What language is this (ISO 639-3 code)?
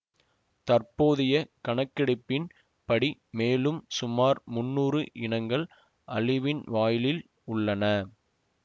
tam